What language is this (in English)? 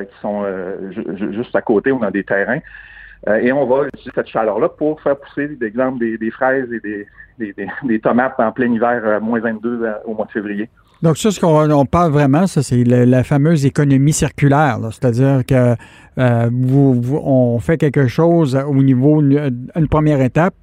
French